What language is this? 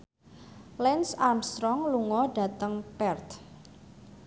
Javanese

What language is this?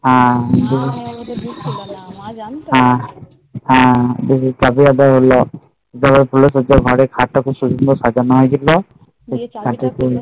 Bangla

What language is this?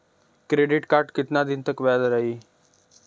Bhojpuri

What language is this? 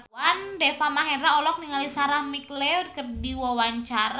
Sundanese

